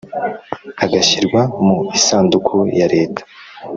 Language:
Kinyarwanda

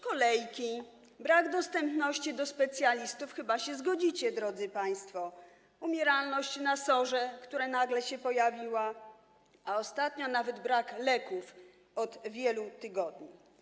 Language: Polish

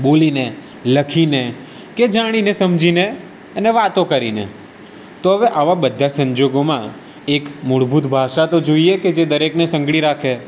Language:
Gujarati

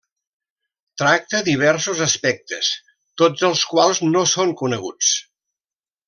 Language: Catalan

